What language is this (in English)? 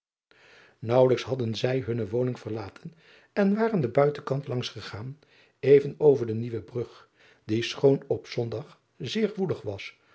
Dutch